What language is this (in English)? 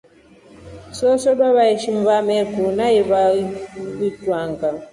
Rombo